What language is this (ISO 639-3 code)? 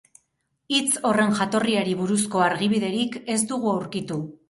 eus